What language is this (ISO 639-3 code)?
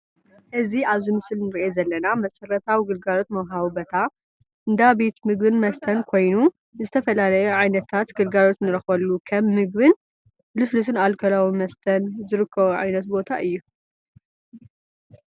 tir